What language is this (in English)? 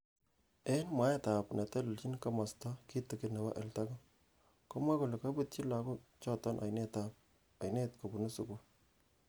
Kalenjin